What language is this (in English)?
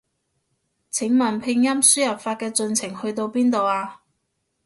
Cantonese